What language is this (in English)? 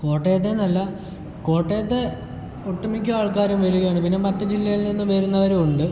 Malayalam